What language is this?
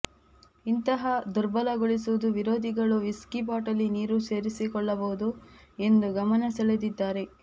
Kannada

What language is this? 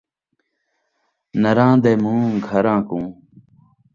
Saraiki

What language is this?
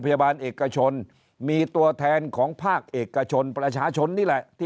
Thai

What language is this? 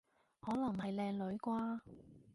Cantonese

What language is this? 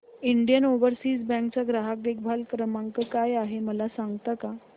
Marathi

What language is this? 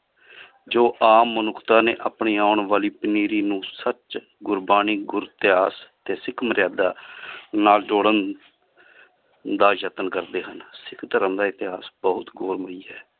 Punjabi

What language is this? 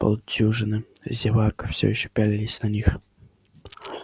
Russian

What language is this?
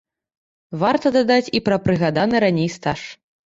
Belarusian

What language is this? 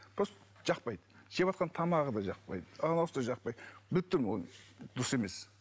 Kazakh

